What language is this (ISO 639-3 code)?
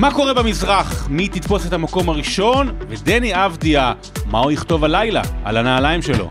heb